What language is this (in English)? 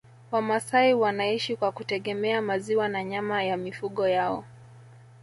Swahili